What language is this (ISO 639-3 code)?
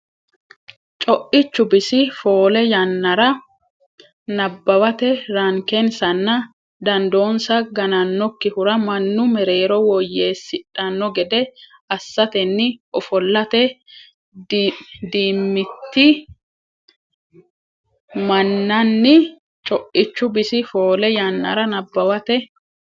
sid